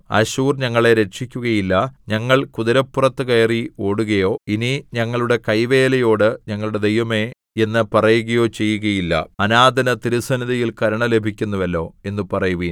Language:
Malayalam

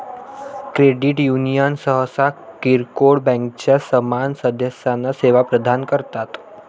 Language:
Marathi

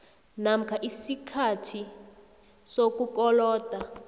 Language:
South Ndebele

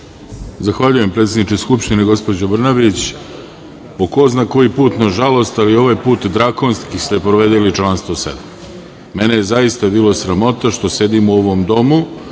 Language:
Serbian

